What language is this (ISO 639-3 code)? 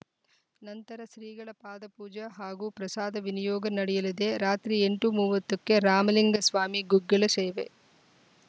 kan